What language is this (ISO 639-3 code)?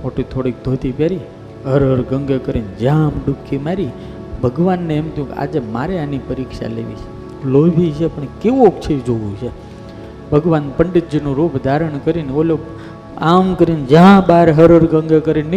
guj